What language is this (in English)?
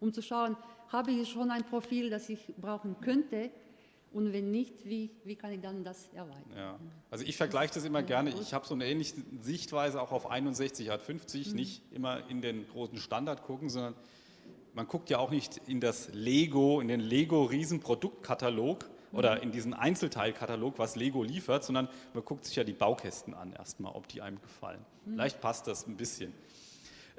German